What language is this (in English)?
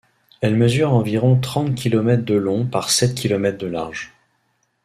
French